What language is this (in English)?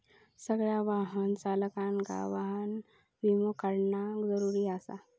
Marathi